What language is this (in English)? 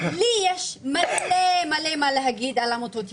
Hebrew